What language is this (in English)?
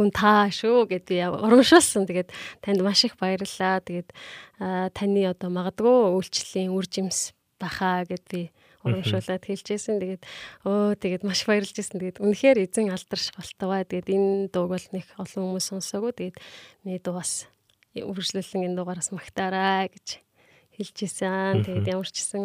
Korean